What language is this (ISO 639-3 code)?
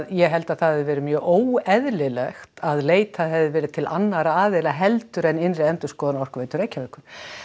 isl